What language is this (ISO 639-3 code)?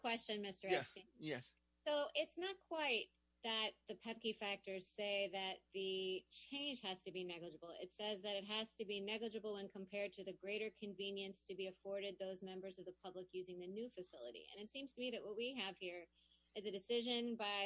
eng